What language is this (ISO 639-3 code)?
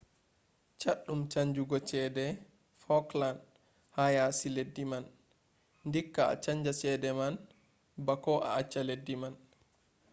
ful